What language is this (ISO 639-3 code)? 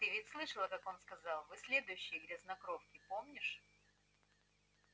rus